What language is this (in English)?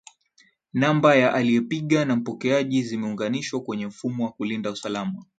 Swahili